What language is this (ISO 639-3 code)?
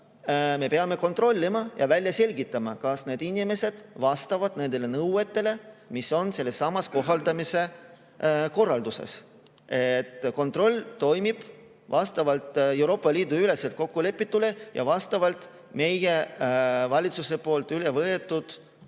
est